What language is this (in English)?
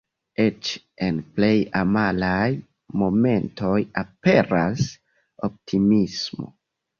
Esperanto